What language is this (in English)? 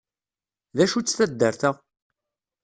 Kabyle